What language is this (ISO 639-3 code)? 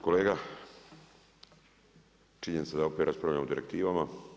hrv